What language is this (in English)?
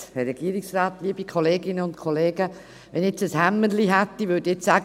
Swiss German